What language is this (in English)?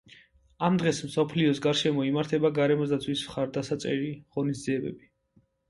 Georgian